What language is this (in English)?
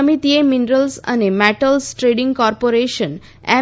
Gujarati